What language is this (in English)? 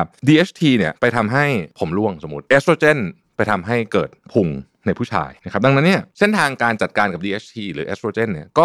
Thai